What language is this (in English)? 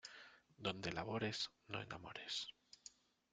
Spanish